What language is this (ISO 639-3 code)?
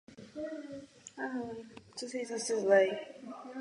ces